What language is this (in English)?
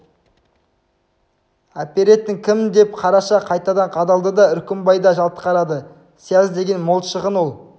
Kazakh